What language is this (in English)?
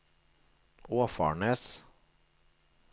Norwegian